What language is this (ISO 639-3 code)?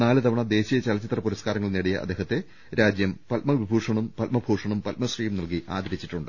mal